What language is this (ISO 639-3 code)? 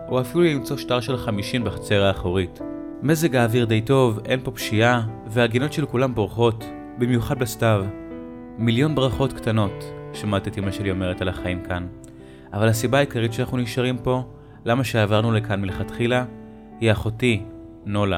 heb